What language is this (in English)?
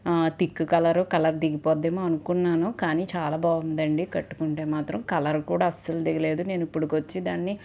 Telugu